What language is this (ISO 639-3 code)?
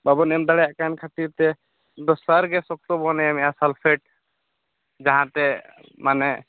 sat